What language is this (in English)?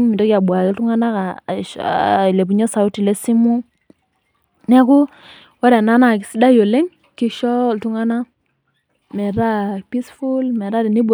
Masai